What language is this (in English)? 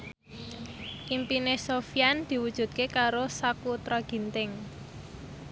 Javanese